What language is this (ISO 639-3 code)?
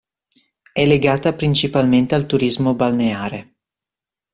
ita